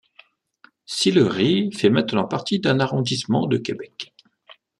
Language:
French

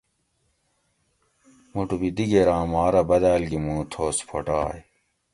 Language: Gawri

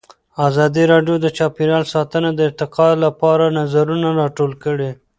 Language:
Pashto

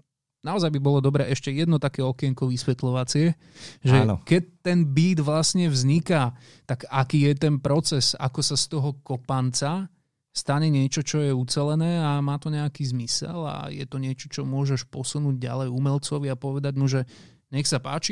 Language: Slovak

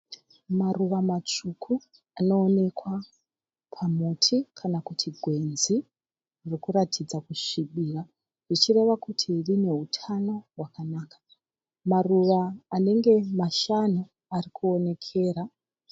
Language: Shona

